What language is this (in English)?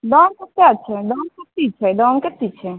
Maithili